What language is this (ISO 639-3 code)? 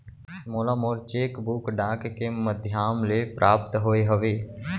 hne